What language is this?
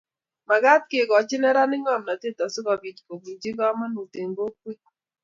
Kalenjin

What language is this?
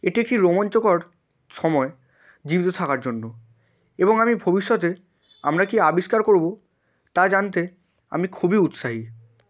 Bangla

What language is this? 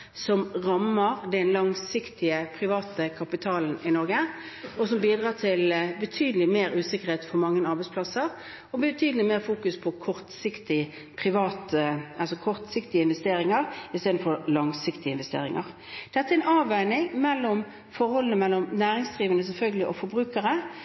Norwegian Bokmål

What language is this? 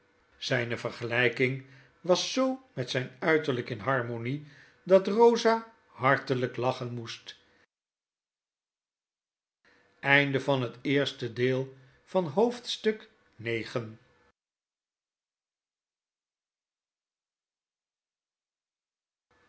Dutch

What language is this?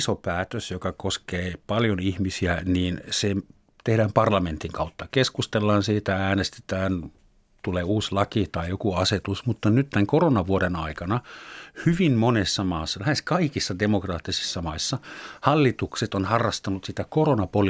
Finnish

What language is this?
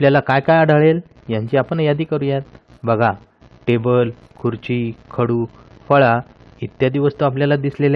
Romanian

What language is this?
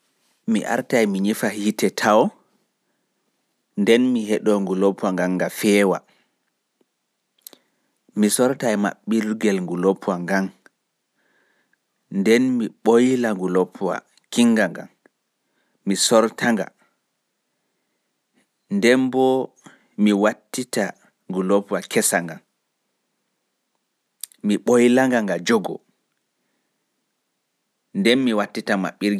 Fula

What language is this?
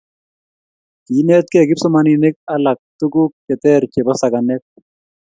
Kalenjin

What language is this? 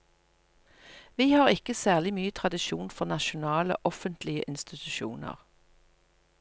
Norwegian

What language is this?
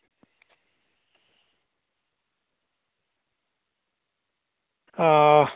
Dogri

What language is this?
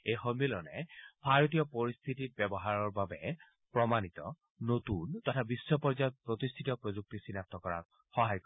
Assamese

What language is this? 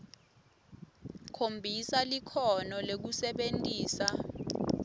Swati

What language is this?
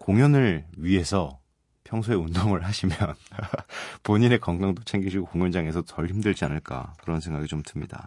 Korean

